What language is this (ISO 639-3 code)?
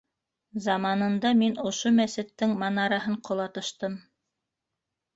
bak